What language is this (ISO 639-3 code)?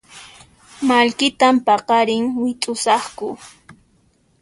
qxp